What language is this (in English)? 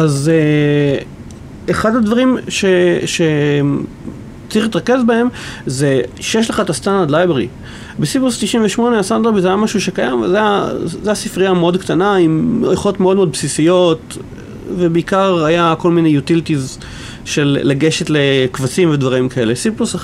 Hebrew